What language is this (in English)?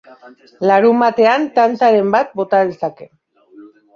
Basque